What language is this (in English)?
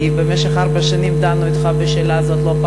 Hebrew